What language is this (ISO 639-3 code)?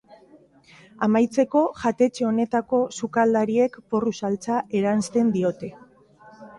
eus